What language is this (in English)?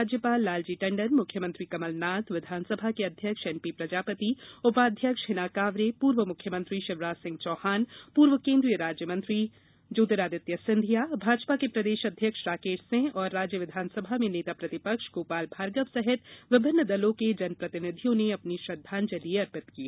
Hindi